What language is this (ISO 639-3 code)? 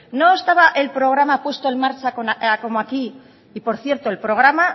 spa